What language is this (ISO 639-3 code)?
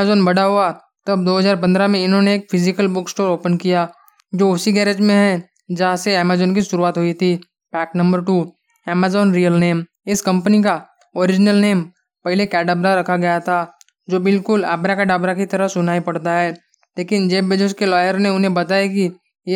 hin